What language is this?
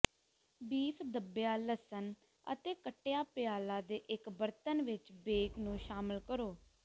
Punjabi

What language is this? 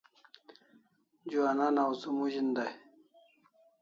Kalasha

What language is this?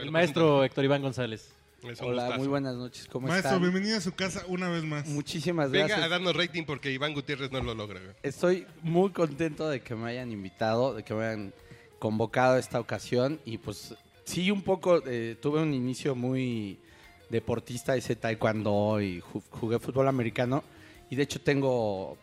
Spanish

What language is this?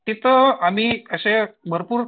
Marathi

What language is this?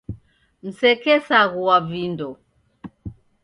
Taita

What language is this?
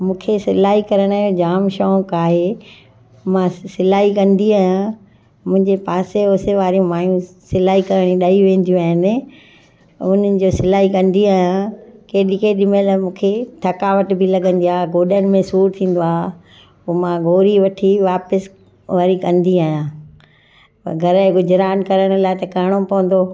Sindhi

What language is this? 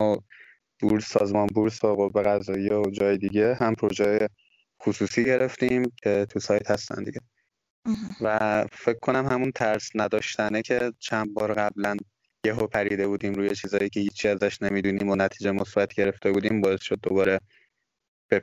Persian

